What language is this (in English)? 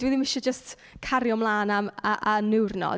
Welsh